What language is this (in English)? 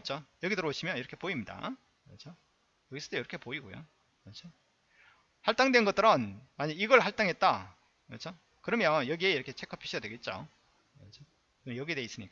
Korean